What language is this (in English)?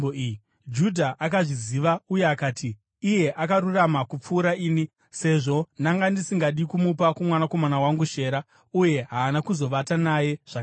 Shona